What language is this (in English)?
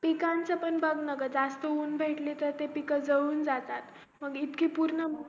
Marathi